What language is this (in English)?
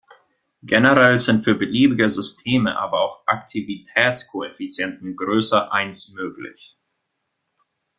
German